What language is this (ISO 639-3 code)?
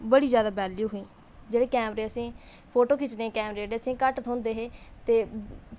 doi